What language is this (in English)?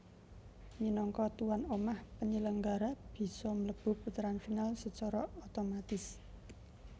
Javanese